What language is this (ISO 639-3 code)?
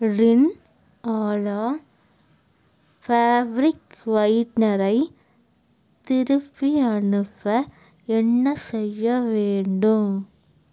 tam